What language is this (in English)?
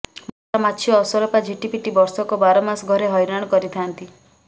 Odia